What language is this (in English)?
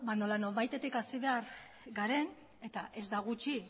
Basque